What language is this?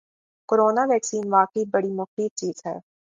Urdu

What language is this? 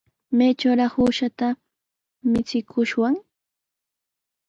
Sihuas Ancash Quechua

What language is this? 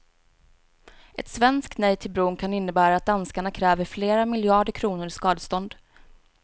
Swedish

